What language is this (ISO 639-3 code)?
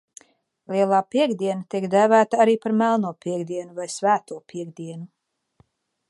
lav